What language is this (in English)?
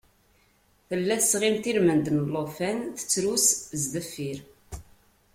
Kabyle